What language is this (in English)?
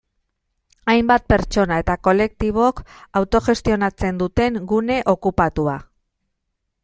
Basque